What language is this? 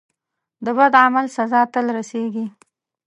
Pashto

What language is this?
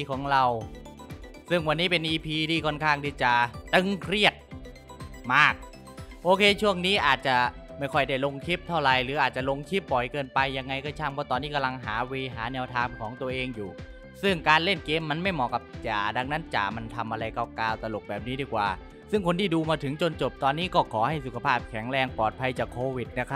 Thai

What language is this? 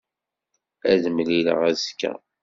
Kabyle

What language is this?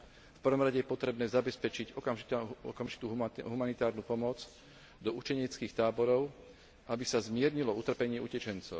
Slovak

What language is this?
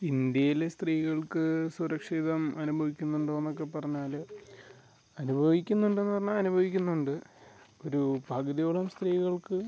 Malayalam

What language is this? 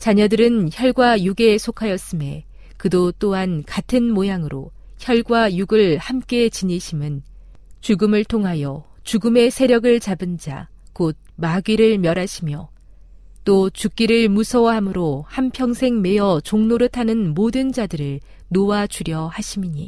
Korean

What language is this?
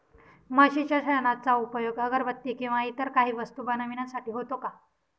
Marathi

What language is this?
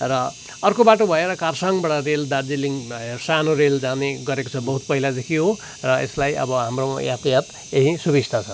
Nepali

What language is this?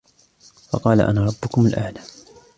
Arabic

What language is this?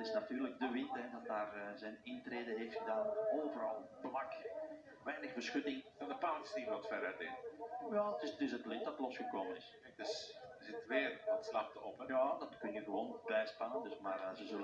Dutch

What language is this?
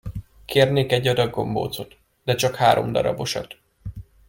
Hungarian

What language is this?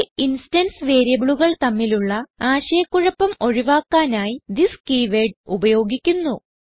Malayalam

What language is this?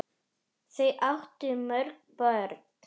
Icelandic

